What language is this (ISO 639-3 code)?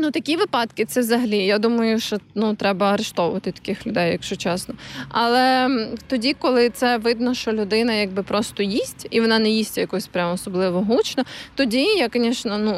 ukr